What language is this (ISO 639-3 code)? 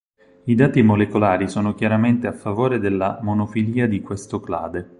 ita